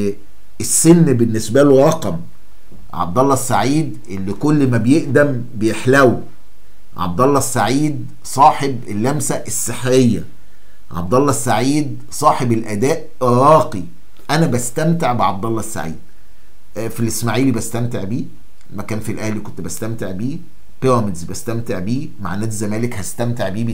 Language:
Arabic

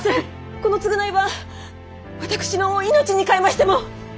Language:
Japanese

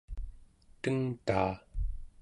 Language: Central Yupik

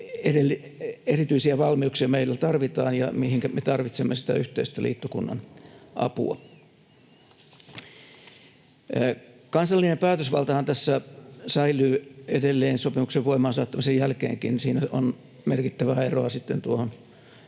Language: Finnish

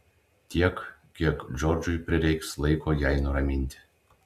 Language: Lithuanian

